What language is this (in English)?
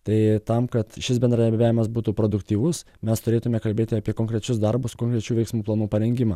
Lithuanian